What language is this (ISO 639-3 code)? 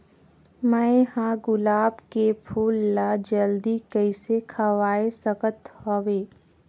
hne